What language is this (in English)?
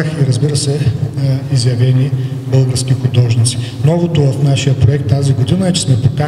Bulgarian